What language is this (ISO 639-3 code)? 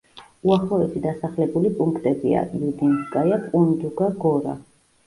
kat